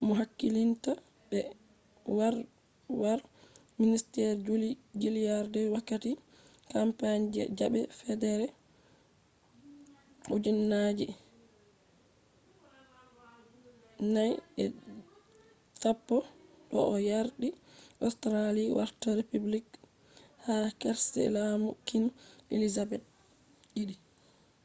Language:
Fula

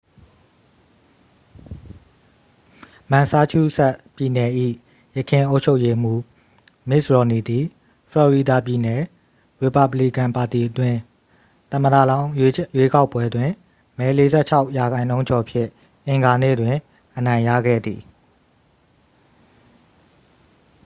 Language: Burmese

